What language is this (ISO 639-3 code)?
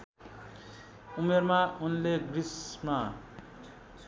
nep